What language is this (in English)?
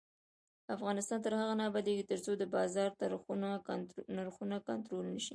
Pashto